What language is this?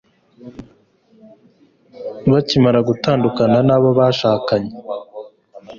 Kinyarwanda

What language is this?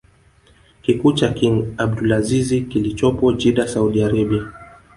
Swahili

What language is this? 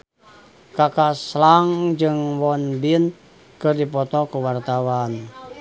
Sundanese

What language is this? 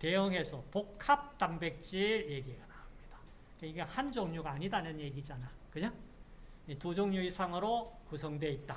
Korean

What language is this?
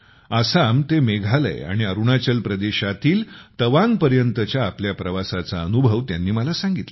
Marathi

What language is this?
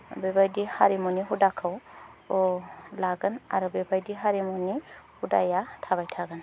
Bodo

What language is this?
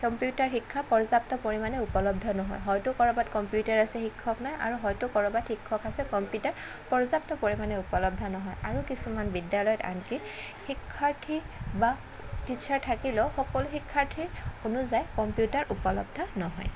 Assamese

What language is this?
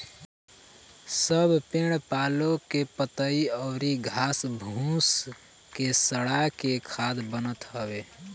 Bhojpuri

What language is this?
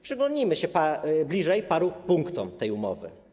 Polish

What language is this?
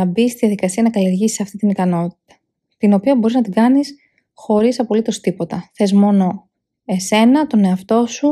Greek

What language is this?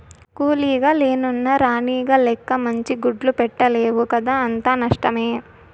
Telugu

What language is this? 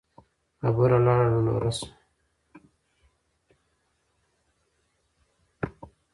Pashto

